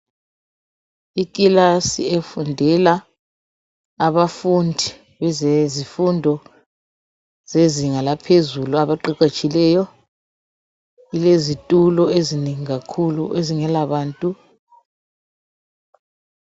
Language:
North Ndebele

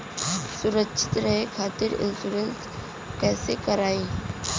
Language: Bhojpuri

